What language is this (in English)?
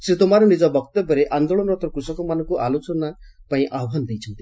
Odia